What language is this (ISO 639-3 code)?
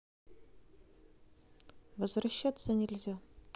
rus